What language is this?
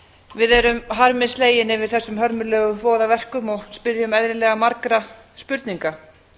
Icelandic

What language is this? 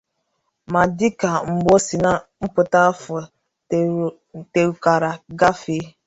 Igbo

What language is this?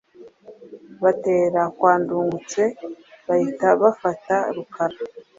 Kinyarwanda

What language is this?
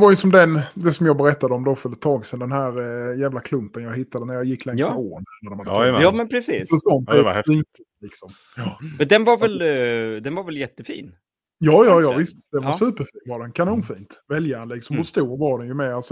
Swedish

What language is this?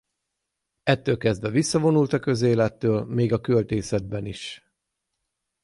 Hungarian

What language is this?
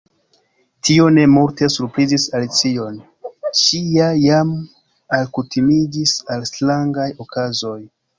Esperanto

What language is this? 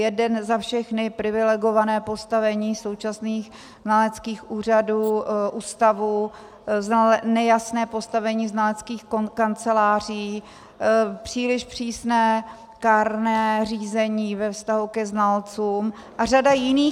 Czech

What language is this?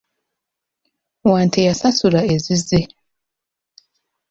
Ganda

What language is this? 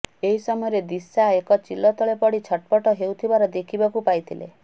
Odia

